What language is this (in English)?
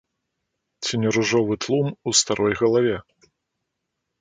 Belarusian